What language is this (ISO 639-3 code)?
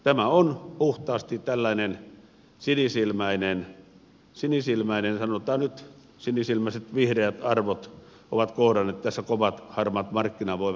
fin